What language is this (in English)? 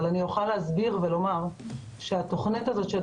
Hebrew